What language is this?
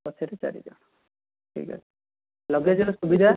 Odia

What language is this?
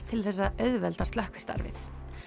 Icelandic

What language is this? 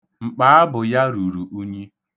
Igbo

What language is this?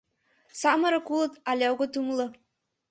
Mari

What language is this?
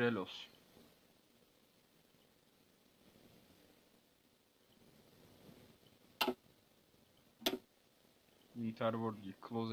Turkish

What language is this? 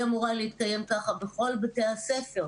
Hebrew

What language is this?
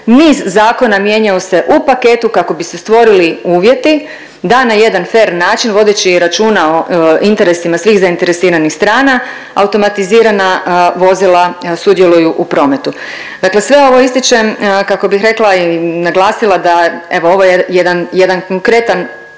Croatian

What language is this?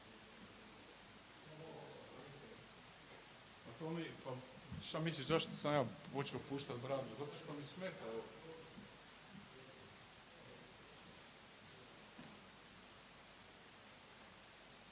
Croatian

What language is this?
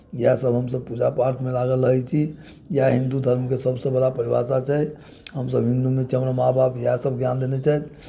Maithili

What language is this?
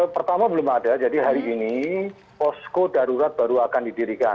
Indonesian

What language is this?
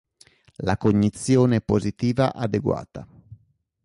Italian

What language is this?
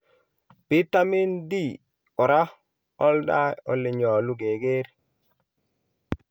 Kalenjin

